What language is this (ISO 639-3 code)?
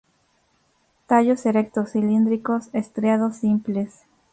spa